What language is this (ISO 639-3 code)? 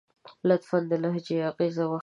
pus